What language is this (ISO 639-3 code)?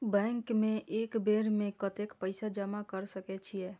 mai